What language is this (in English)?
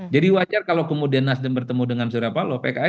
Indonesian